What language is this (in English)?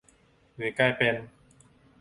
Thai